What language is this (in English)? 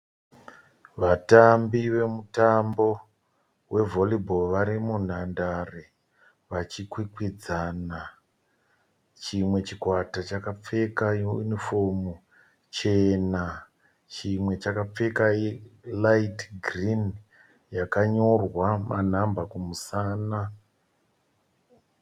Shona